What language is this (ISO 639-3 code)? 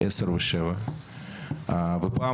heb